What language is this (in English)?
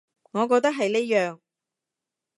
Cantonese